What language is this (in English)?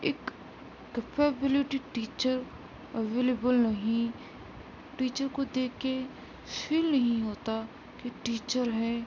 Urdu